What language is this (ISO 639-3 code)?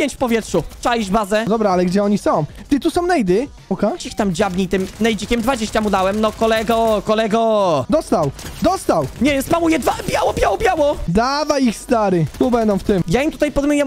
pol